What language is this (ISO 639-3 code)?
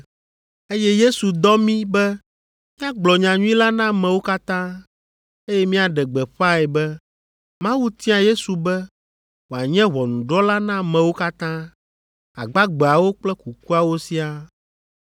ewe